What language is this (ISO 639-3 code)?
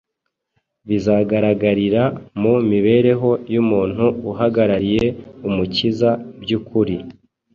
kin